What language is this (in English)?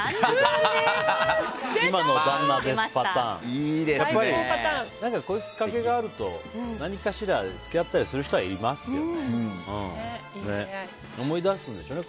Japanese